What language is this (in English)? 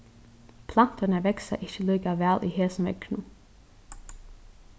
Faroese